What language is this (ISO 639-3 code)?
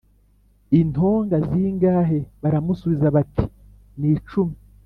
kin